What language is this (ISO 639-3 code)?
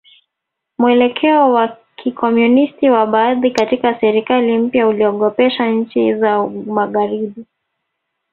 swa